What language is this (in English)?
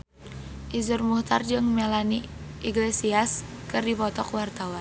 Sundanese